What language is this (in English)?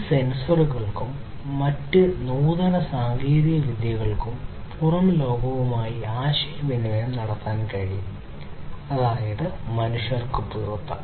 Malayalam